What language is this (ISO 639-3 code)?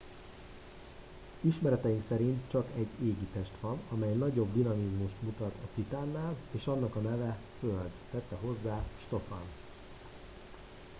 hun